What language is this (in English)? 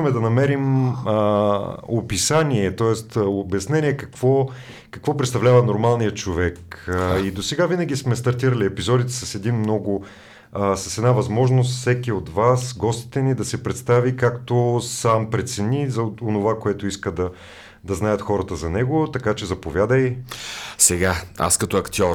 Bulgarian